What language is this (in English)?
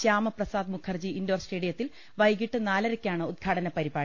Malayalam